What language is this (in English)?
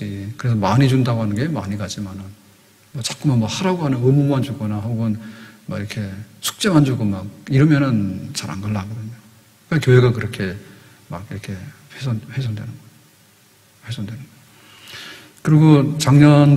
Korean